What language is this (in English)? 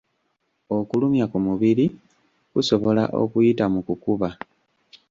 Ganda